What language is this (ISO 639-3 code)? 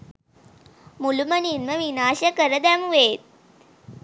sin